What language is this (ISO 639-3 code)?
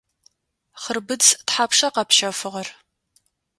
ady